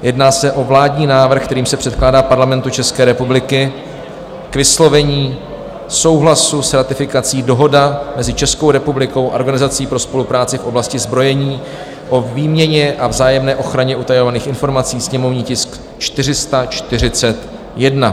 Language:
Czech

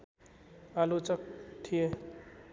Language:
Nepali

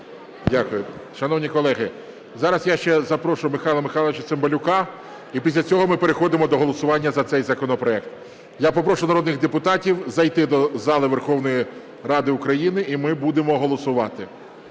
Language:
Ukrainian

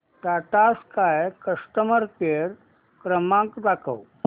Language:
Marathi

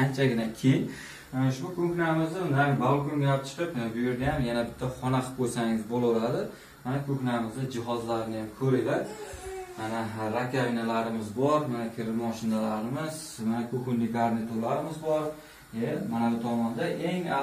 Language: Turkish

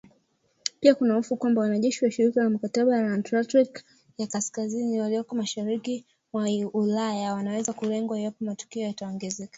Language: Swahili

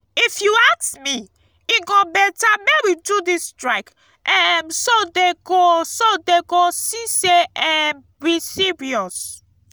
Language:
Nigerian Pidgin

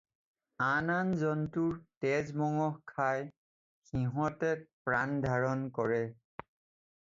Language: Assamese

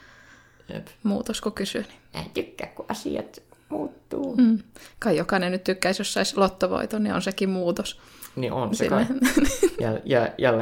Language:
Finnish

